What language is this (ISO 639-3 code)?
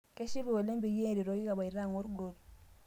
mas